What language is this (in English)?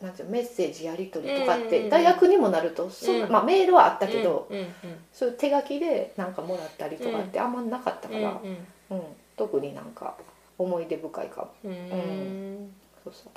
Japanese